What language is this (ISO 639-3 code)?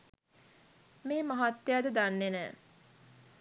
sin